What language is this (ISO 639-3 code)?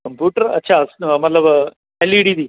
pan